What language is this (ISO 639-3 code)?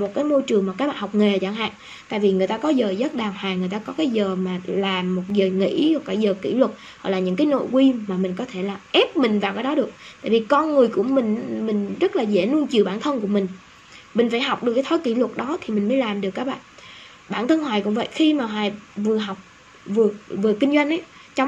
vie